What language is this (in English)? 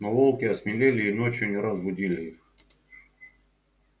Russian